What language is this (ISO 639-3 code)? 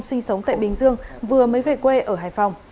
vie